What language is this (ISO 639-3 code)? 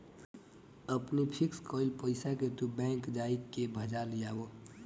bho